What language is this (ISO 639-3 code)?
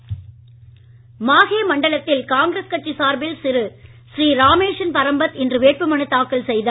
tam